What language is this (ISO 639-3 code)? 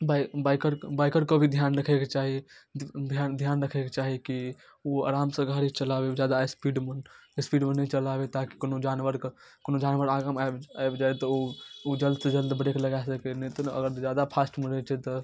mai